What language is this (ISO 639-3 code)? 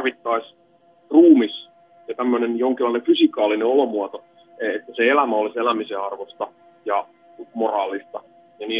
fin